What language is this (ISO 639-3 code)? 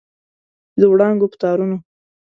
pus